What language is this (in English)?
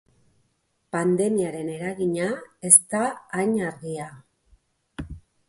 Basque